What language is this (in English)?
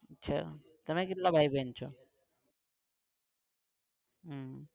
Gujarati